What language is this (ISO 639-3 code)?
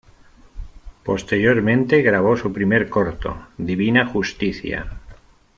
spa